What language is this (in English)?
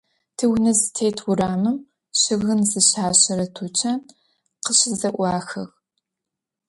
Adyghe